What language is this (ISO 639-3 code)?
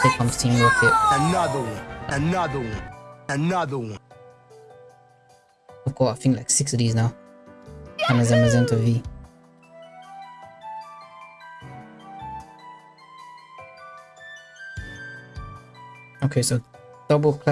eng